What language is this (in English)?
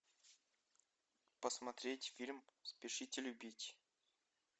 Russian